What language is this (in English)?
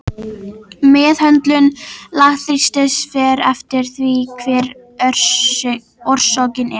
Icelandic